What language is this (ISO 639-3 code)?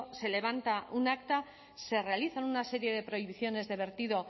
spa